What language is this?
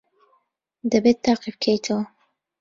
Central Kurdish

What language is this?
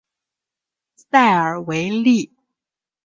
Chinese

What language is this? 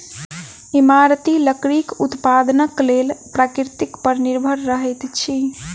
Maithili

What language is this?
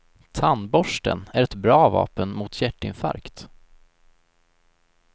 Swedish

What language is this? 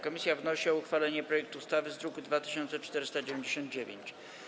Polish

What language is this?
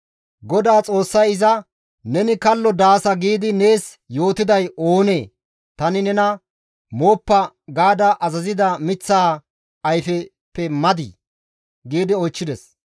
Gamo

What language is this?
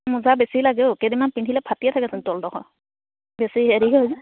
Assamese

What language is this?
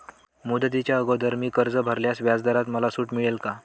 Marathi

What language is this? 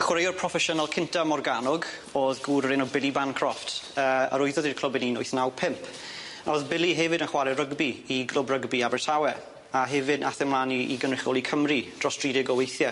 Welsh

